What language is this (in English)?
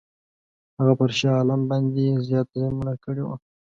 Pashto